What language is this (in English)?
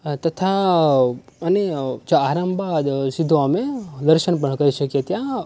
Gujarati